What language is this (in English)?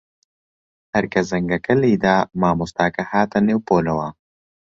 Central Kurdish